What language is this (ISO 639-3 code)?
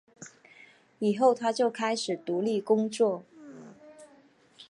zho